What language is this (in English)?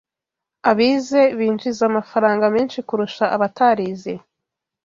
Kinyarwanda